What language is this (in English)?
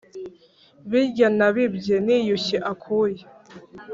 Kinyarwanda